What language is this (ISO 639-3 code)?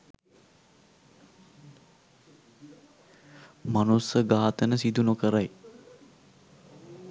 sin